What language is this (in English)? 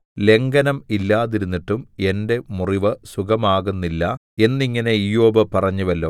Malayalam